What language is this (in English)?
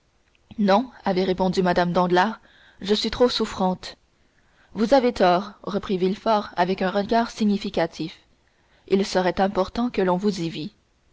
French